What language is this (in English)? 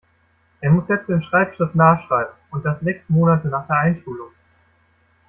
German